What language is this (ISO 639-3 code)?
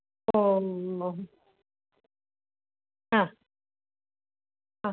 mal